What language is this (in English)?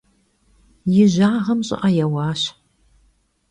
Kabardian